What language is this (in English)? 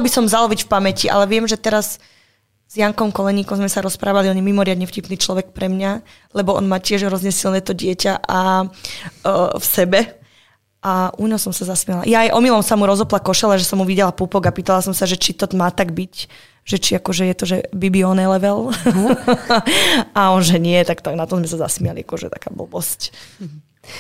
Czech